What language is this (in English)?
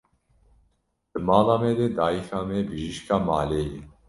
Kurdish